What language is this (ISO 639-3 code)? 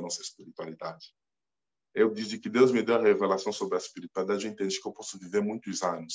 por